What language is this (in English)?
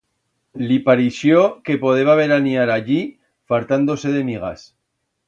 Aragonese